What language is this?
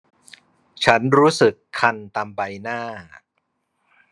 Thai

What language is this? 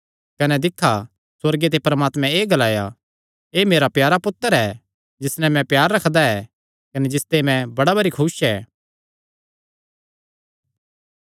Kangri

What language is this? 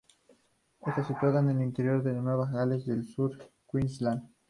Spanish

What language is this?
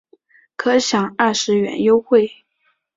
Chinese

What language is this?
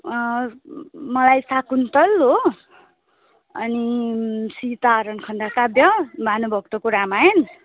Nepali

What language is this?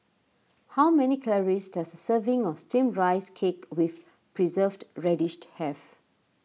English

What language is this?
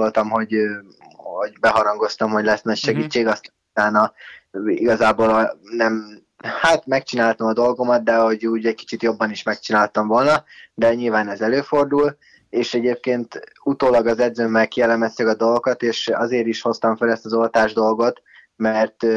Hungarian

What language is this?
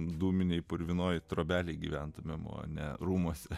Lithuanian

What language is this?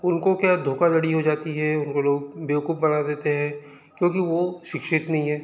Hindi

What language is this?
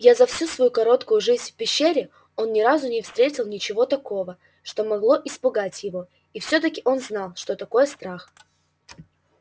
Russian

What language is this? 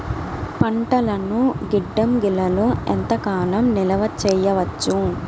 Telugu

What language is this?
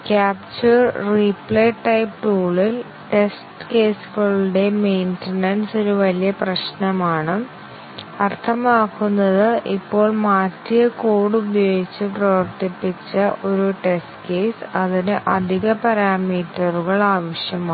Malayalam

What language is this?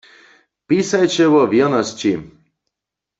Upper Sorbian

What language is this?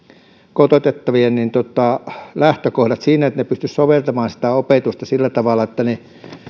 Finnish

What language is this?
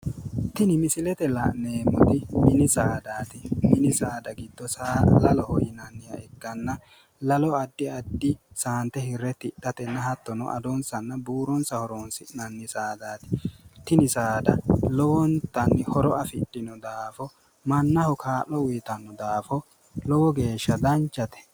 Sidamo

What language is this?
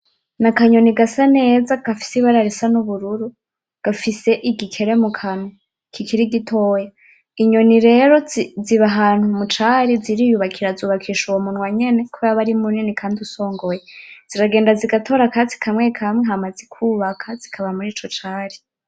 Rundi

